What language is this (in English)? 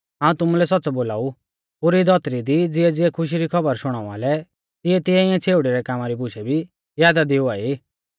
Mahasu Pahari